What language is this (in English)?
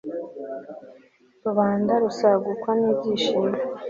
Kinyarwanda